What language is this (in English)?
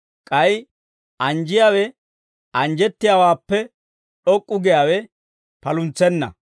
Dawro